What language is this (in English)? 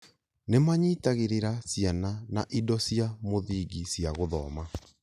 Kikuyu